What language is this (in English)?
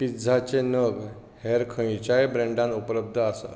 Konkani